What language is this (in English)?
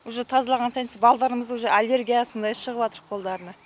Kazakh